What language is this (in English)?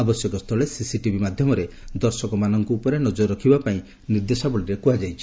Odia